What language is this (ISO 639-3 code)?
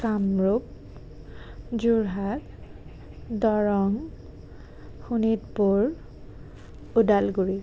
asm